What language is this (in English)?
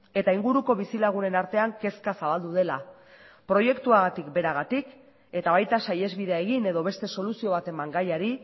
Basque